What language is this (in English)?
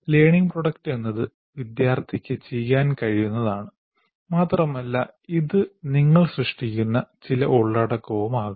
Malayalam